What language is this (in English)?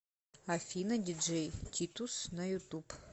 Russian